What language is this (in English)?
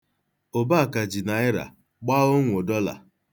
Igbo